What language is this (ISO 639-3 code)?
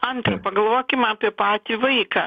lit